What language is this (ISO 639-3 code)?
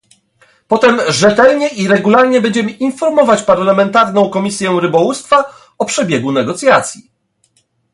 pol